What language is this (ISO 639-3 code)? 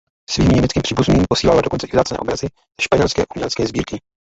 ces